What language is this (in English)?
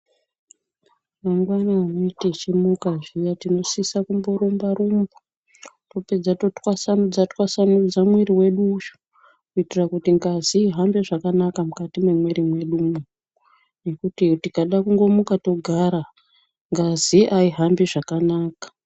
Ndau